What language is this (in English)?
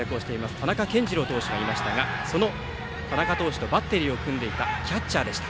Japanese